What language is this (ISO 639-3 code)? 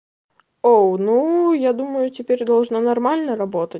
rus